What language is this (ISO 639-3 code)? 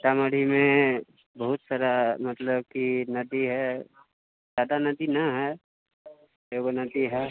mai